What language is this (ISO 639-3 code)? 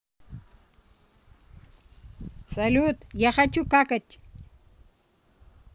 rus